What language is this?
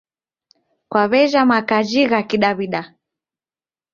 Taita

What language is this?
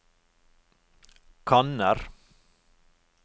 Norwegian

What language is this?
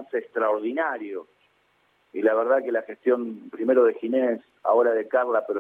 Spanish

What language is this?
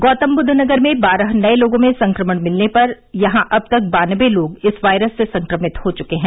Hindi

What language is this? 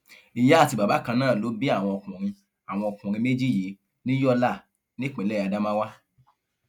Yoruba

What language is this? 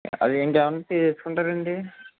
Telugu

